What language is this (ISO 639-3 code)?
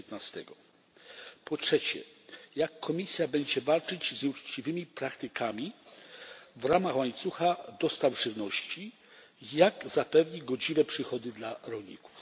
pol